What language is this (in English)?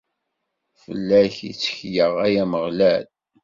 Kabyle